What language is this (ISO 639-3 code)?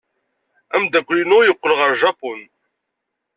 kab